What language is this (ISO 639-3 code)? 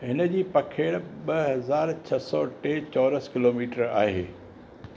snd